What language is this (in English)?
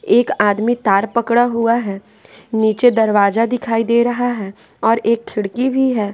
Hindi